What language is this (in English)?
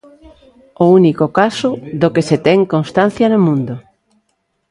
Galician